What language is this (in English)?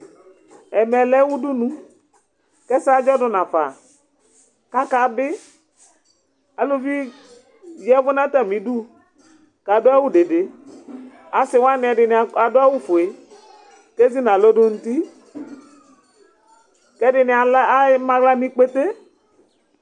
Ikposo